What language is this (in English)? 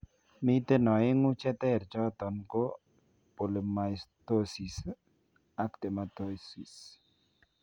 Kalenjin